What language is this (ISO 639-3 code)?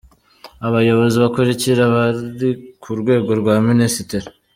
kin